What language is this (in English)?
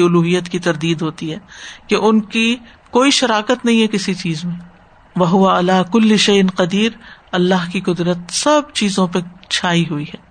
Urdu